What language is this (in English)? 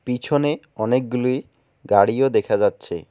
Bangla